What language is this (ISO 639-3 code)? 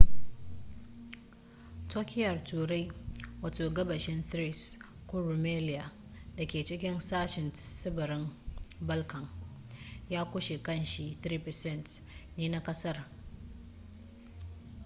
hau